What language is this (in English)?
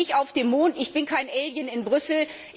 German